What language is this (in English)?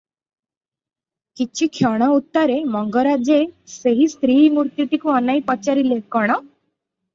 Odia